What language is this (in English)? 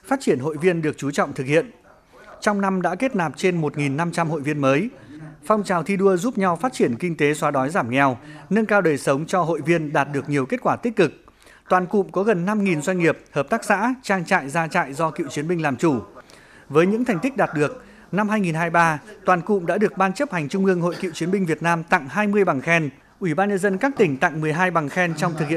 Vietnamese